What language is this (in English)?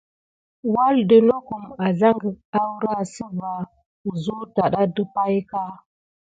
Gidar